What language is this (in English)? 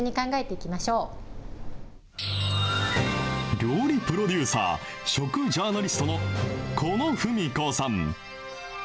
Japanese